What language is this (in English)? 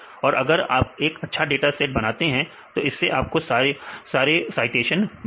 Hindi